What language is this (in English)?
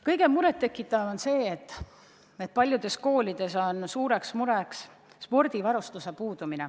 Estonian